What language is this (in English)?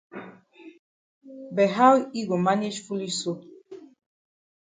Cameroon Pidgin